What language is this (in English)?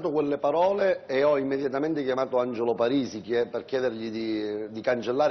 Italian